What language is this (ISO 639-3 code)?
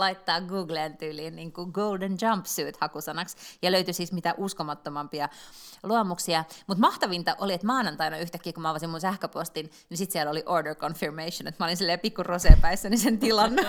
fin